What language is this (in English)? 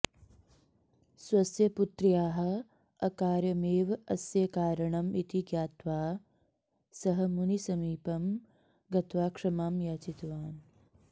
Sanskrit